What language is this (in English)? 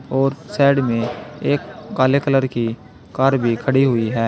Hindi